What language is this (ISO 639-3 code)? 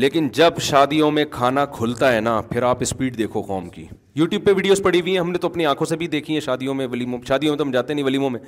urd